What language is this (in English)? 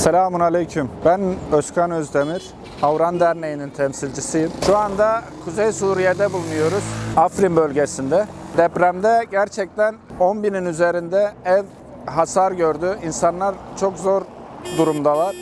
Turkish